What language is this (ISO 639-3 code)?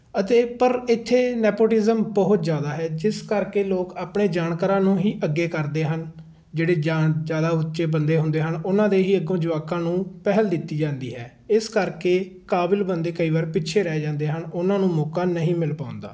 pan